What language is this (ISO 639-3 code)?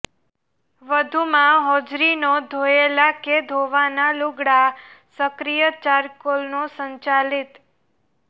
guj